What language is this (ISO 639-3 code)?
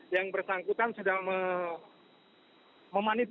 ind